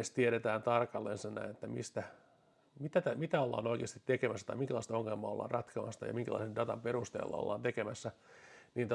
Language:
Finnish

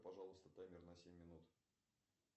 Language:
Russian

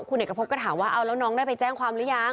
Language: Thai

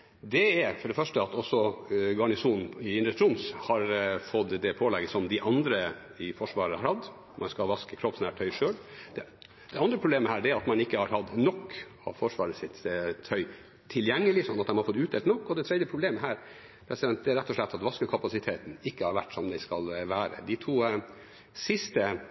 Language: Norwegian Bokmål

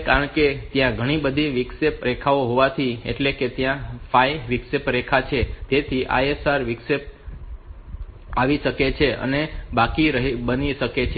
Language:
Gujarati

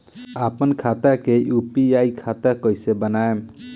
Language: Bhojpuri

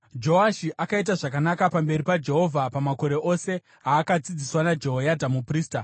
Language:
Shona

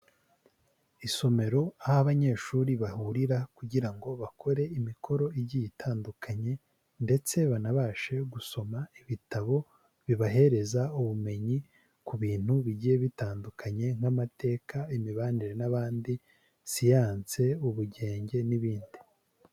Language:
Kinyarwanda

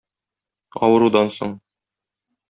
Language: Tatar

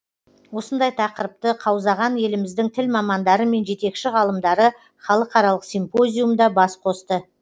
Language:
Kazakh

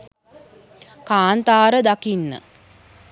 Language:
Sinhala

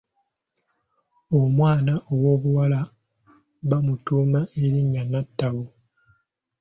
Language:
Ganda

